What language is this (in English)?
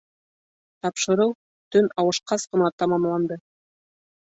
Bashkir